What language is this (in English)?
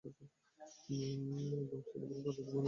Bangla